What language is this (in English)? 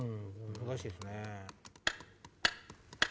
Japanese